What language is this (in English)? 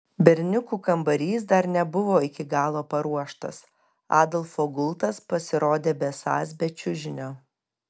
Lithuanian